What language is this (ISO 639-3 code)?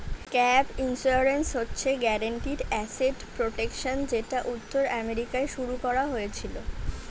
ben